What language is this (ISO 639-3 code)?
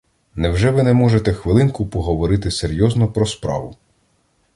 ukr